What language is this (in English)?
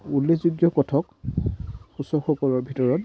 Assamese